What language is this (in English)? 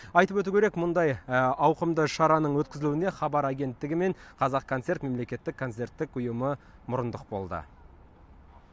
Kazakh